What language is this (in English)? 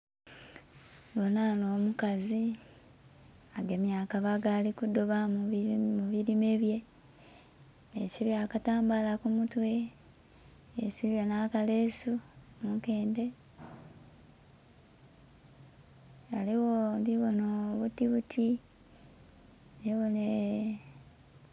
Soga